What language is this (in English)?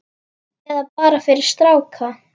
Icelandic